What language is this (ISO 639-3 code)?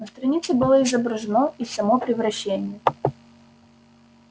rus